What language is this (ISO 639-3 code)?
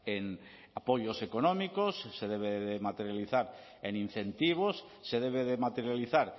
spa